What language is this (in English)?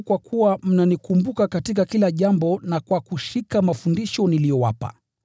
Swahili